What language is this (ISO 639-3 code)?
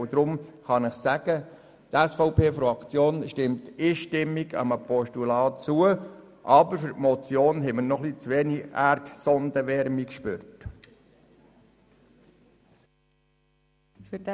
gsw